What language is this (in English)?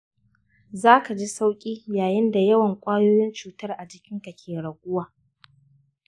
Hausa